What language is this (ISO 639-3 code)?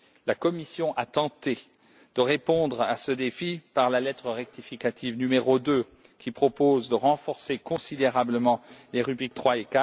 fra